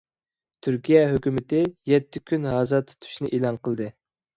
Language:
Uyghur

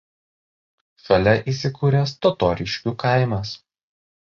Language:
Lithuanian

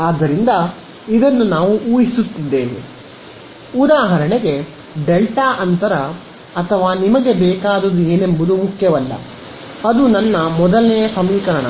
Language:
Kannada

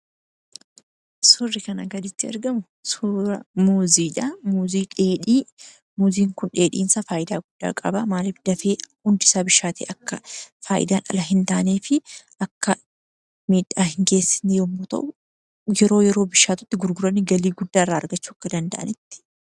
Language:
Oromo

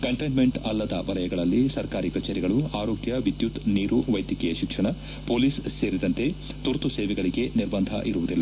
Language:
Kannada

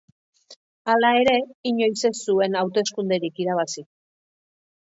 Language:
Basque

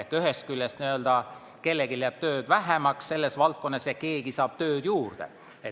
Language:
Estonian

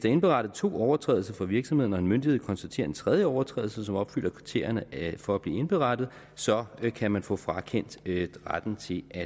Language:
Danish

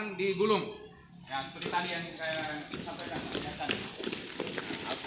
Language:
Indonesian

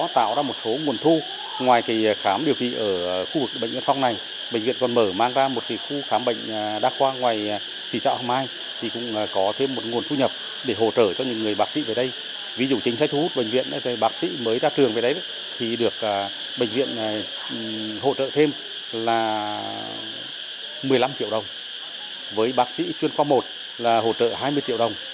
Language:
Vietnamese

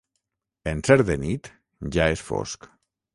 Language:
Catalan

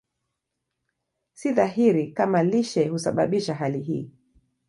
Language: Swahili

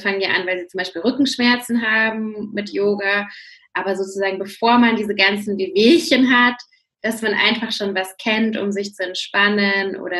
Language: German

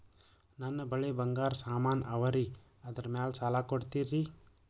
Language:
Kannada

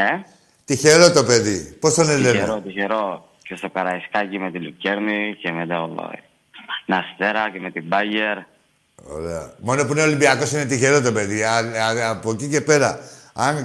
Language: Greek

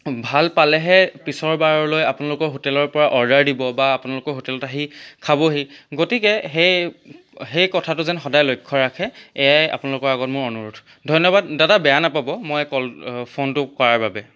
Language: Assamese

